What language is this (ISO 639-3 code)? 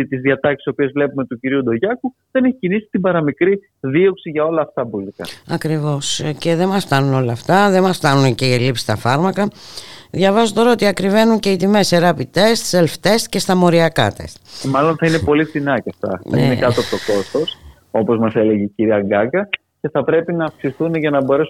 ell